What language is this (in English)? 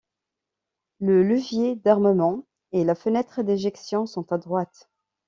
French